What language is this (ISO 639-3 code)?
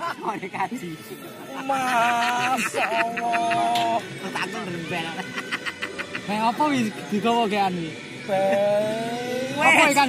ind